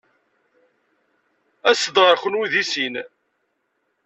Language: Kabyle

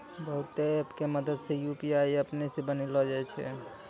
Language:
Maithili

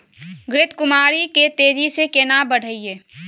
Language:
Maithili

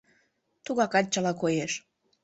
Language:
Mari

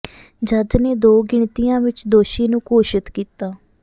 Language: Punjabi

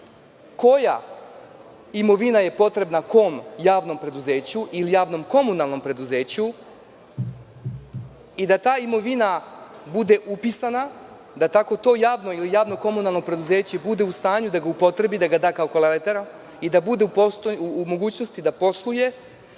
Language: Serbian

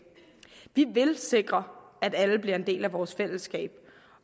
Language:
Danish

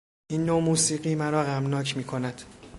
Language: Persian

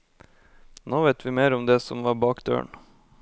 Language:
Norwegian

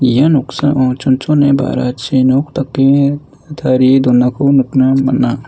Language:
Garo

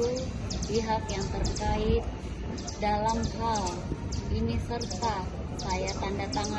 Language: Indonesian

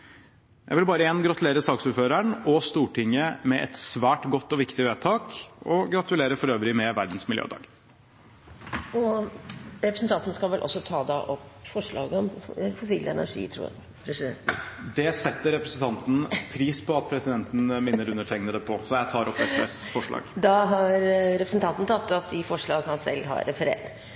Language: Norwegian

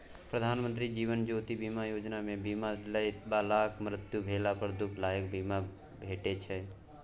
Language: Maithili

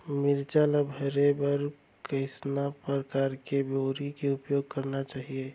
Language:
Chhattisgarhi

